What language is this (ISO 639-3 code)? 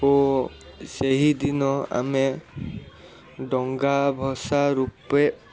ori